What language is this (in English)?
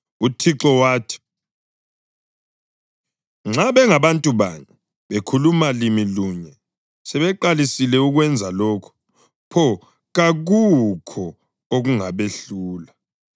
North Ndebele